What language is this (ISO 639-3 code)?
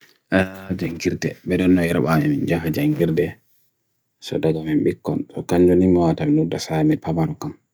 fui